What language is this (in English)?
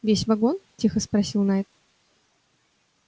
Russian